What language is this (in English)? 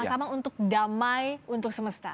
Indonesian